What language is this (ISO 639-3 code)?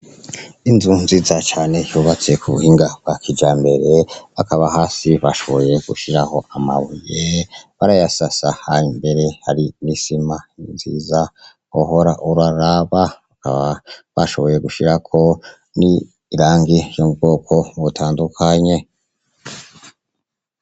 run